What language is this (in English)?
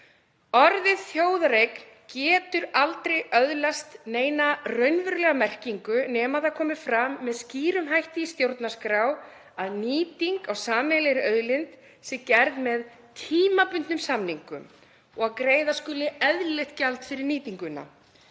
Icelandic